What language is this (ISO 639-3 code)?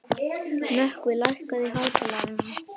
isl